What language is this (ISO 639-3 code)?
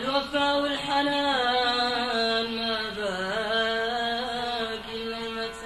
ara